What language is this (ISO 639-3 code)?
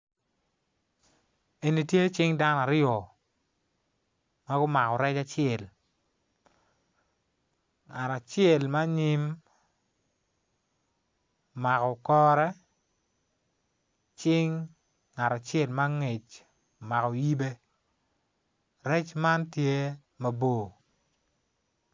ach